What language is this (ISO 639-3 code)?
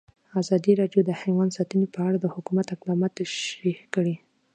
pus